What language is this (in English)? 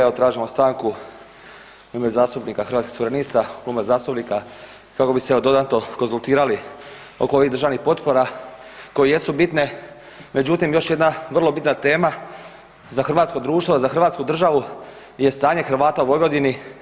Croatian